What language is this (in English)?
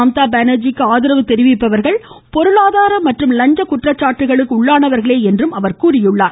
Tamil